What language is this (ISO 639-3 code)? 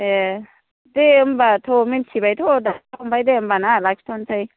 brx